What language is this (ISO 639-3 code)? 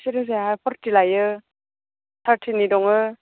brx